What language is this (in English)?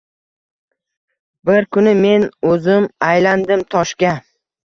Uzbek